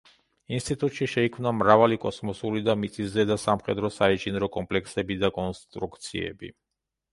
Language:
Georgian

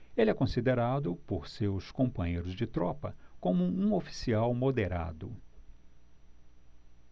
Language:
Portuguese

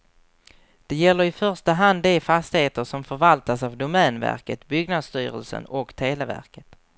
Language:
Swedish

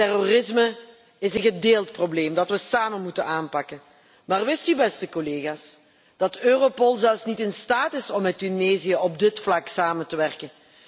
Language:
Dutch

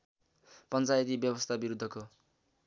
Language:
Nepali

